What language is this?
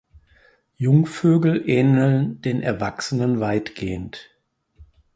German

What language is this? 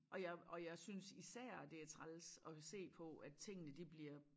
Danish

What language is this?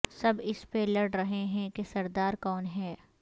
Urdu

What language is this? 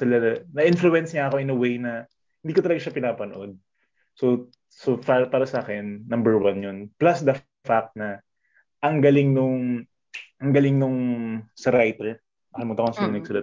Filipino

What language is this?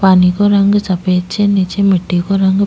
Rajasthani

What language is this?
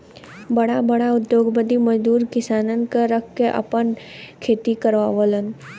Bhojpuri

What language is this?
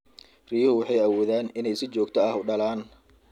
Somali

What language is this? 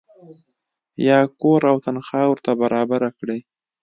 Pashto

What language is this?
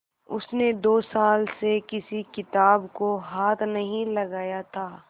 Hindi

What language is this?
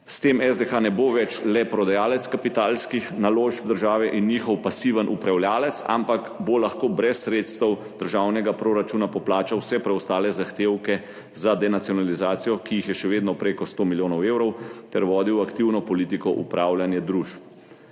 Slovenian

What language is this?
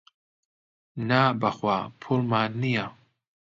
Central Kurdish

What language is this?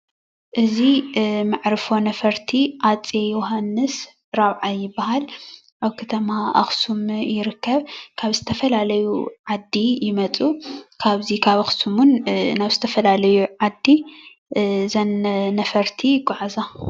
Tigrinya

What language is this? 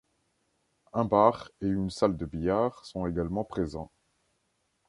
French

